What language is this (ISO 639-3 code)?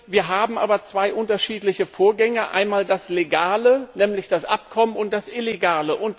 deu